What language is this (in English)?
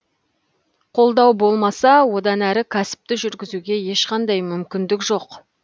Kazakh